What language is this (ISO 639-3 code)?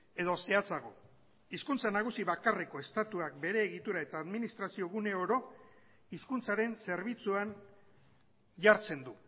eus